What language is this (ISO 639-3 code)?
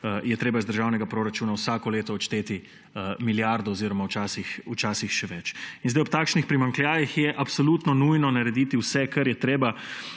slv